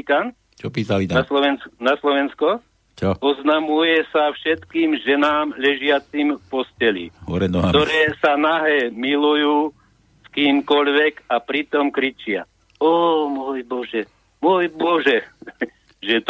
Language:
Slovak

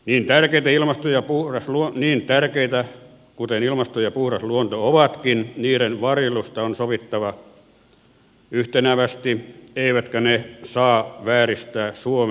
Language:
Finnish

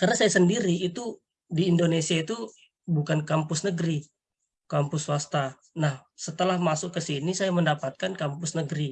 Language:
Indonesian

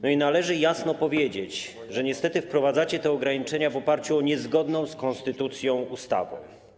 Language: Polish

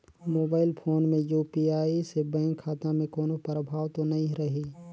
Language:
Chhattisgarhi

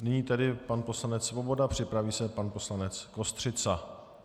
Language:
Czech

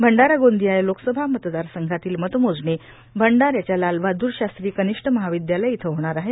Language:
Marathi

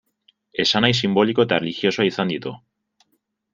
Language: Basque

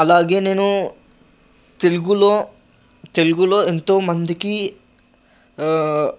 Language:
Telugu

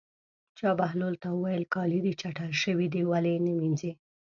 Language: Pashto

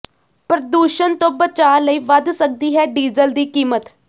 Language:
Punjabi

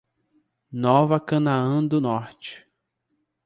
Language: Portuguese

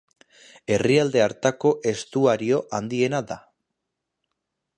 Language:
Basque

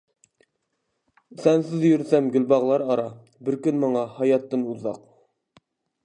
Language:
Uyghur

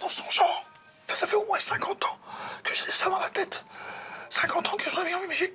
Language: French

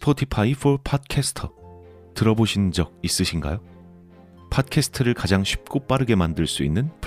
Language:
Korean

